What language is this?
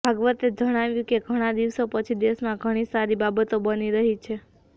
Gujarati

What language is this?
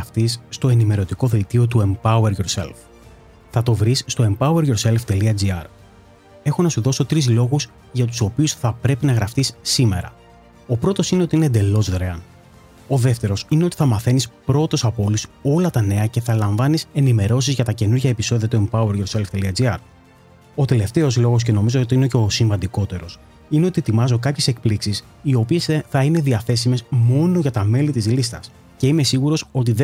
Greek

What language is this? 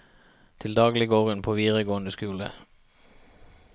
Norwegian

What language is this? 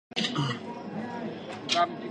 Central Kurdish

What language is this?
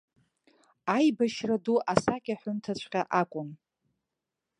Abkhazian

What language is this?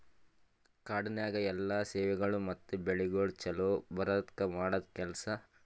Kannada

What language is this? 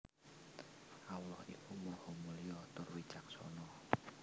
Javanese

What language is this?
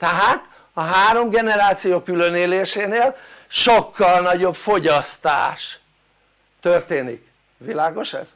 Hungarian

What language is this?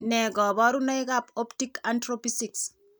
Kalenjin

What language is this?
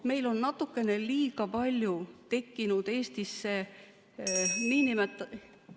Estonian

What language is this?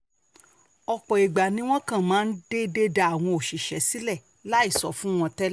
Yoruba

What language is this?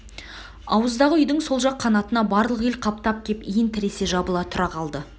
Kazakh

